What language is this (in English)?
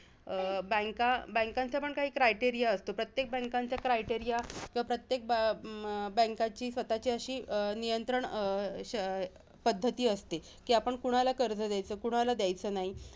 Marathi